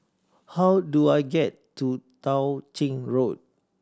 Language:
English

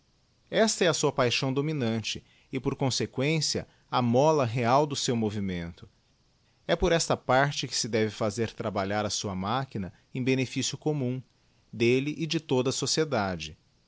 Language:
Portuguese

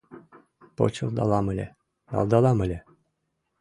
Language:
Mari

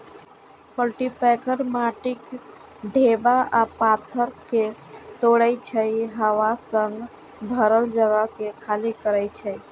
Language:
Maithili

